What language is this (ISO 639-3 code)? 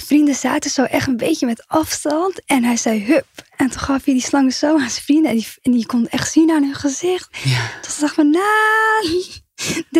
nld